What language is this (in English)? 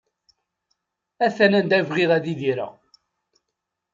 Kabyle